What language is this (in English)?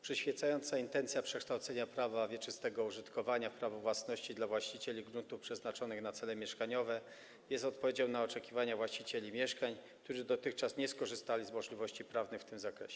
Polish